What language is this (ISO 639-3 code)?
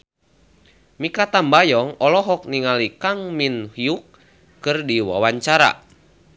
sun